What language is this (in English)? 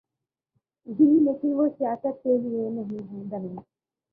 Urdu